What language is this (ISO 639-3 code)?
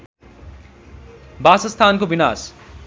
nep